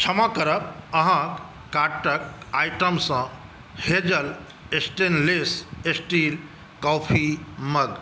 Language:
Maithili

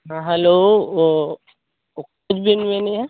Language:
Santali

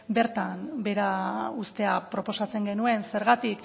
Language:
Basque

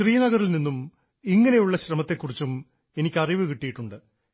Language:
Malayalam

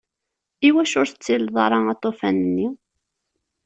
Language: Kabyle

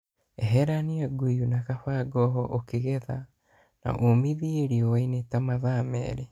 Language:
Kikuyu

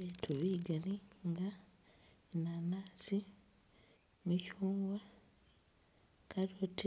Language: Masaaba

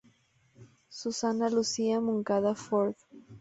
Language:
Spanish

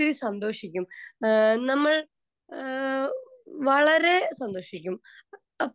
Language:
Malayalam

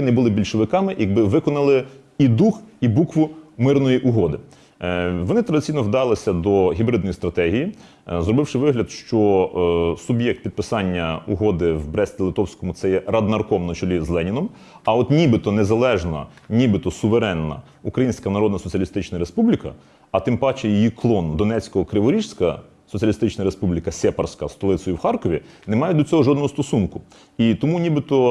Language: Ukrainian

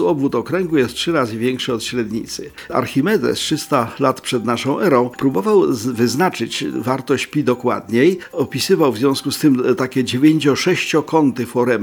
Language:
Polish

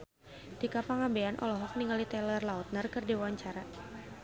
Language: Sundanese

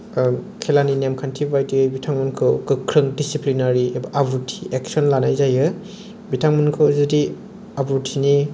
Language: Bodo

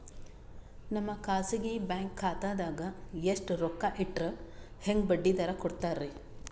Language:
Kannada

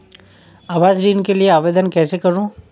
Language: Hindi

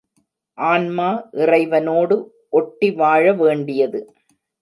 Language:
Tamil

